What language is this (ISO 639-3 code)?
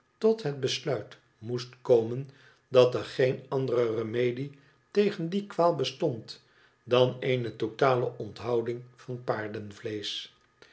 nld